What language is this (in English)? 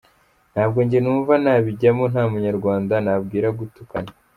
Kinyarwanda